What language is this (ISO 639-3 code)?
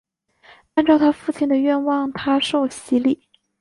zho